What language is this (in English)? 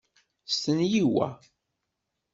Kabyle